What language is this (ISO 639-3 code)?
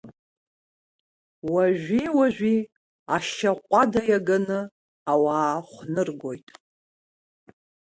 abk